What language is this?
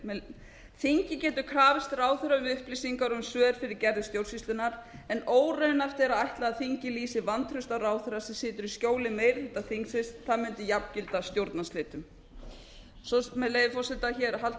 Icelandic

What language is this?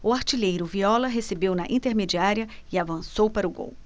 Portuguese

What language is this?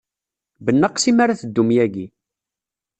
Kabyle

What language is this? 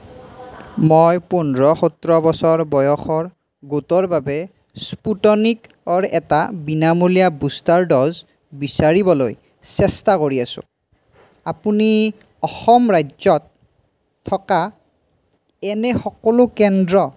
Assamese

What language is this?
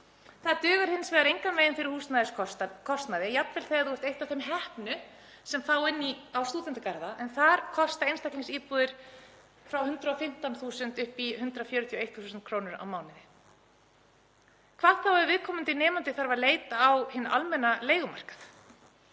Icelandic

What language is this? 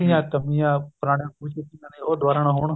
Punjabi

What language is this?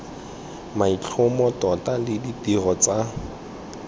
Tswana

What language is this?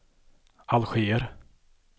Swedish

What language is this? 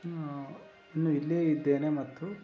Kannada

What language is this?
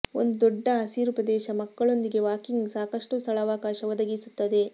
Kannada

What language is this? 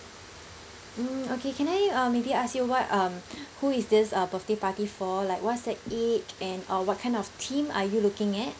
English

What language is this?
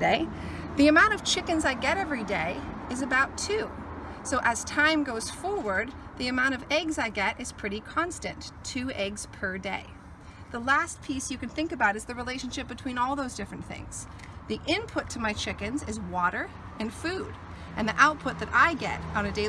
English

